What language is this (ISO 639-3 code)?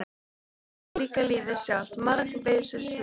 isl